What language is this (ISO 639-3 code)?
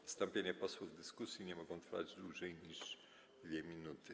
pol